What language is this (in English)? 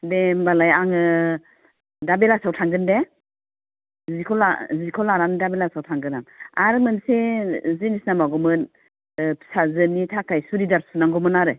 Bodo